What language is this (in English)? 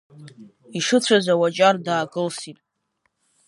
Abkhazian